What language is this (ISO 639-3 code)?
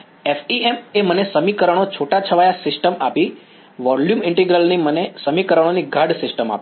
guj